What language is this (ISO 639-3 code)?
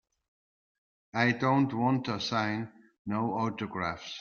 eng